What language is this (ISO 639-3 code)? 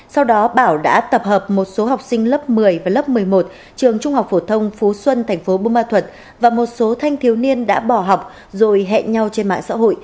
vie